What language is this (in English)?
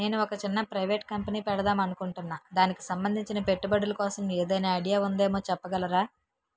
Telugu